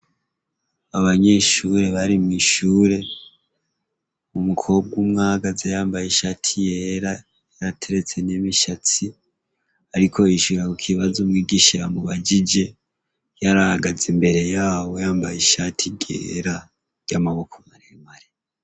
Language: Rundi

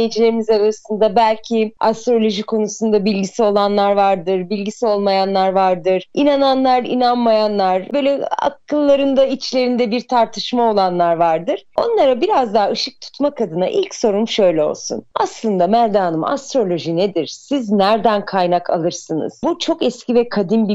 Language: Turkish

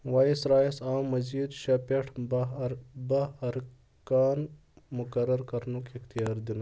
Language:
Kashmiri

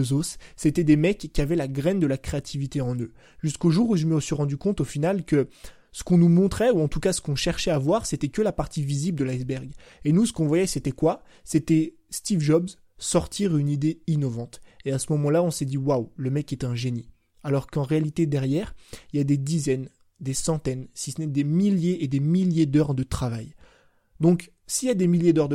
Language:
French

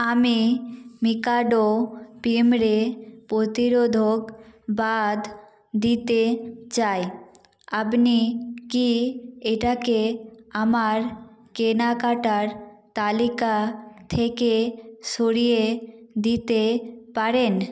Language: Bangla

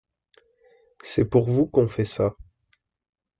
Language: French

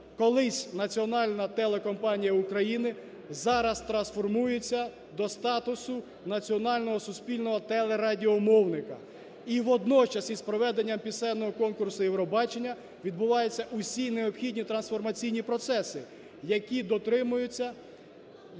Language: Ukrainian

